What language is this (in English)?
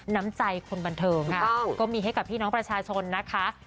Thai